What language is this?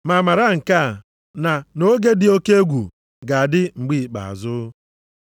Igbo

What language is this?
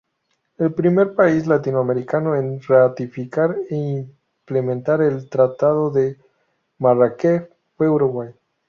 Spanish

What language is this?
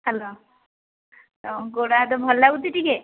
Odia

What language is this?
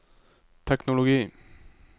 Norwegian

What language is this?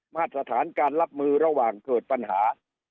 Thai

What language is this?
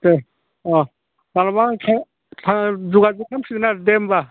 Bodo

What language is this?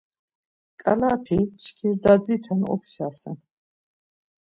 Laz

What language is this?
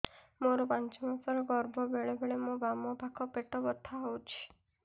Odia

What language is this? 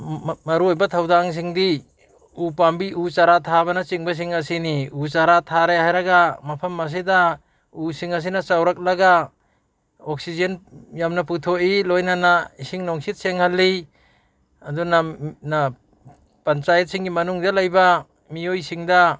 Manipuri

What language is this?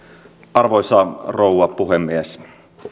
Finnish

